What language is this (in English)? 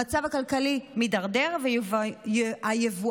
Hebrew